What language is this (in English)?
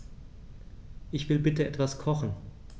German